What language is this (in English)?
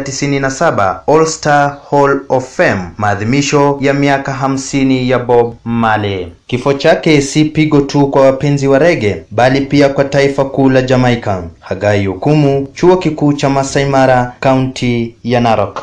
Swahili